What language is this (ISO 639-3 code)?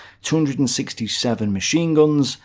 eng